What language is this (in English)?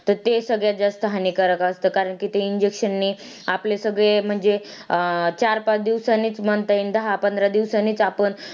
Marathi